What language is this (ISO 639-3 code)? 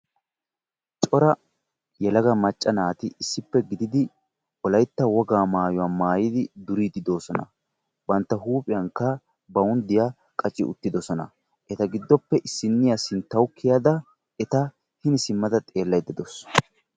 wal